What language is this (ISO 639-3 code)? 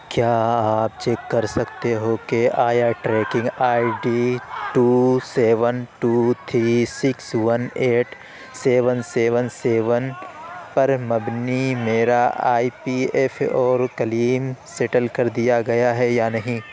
urd